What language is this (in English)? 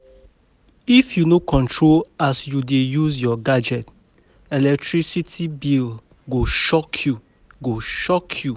Nigerian Pidgin